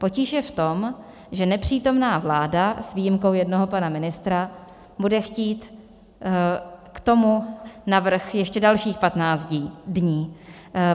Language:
Czech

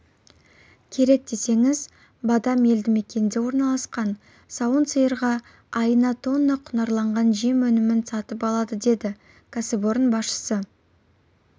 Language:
Kazakh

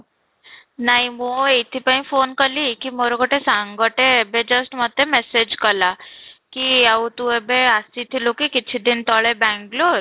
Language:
Odia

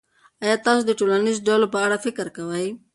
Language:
Pashto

